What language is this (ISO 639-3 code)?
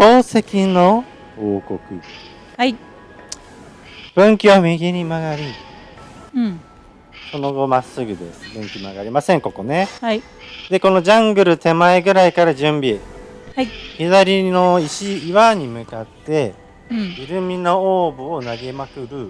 jpn